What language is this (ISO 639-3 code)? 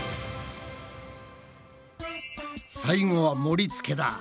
jpn